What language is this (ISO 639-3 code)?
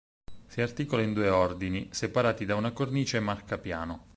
ita